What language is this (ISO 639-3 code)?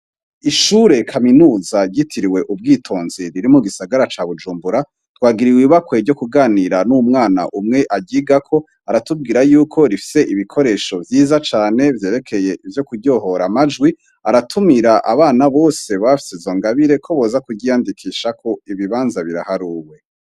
run